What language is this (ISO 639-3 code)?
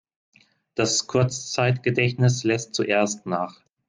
deu